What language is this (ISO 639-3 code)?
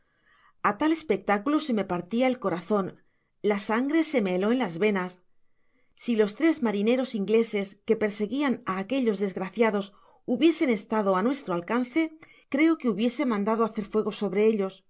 spa